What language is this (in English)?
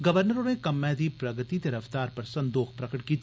Dogri